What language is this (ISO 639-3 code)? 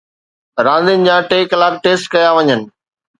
snd